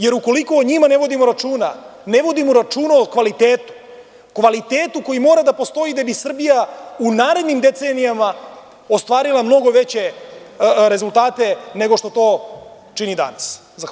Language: Serbian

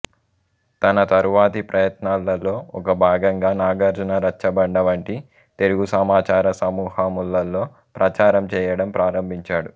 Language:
Telugu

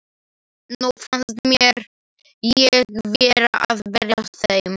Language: Icelandic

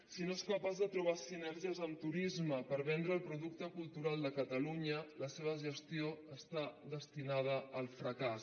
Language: Catalan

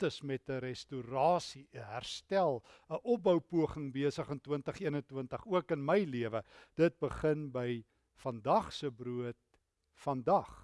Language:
Dutch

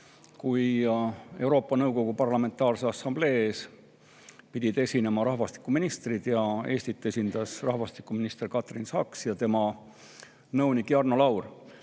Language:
Estonian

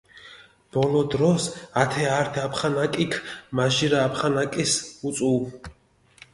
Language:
Mingrelian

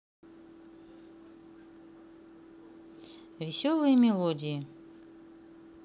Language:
Russian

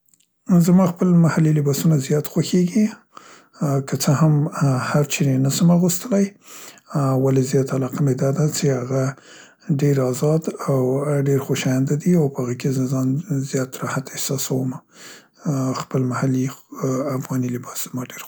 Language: Central Pashto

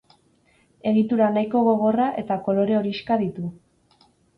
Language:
Basque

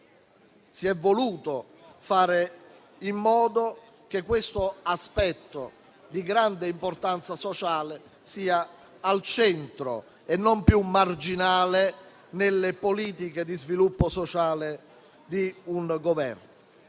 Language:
Italian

